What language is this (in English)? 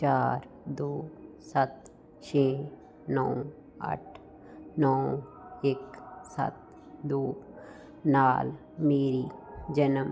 Punjabi